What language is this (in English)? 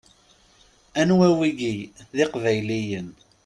Kabyle